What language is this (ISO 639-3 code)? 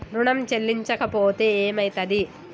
tel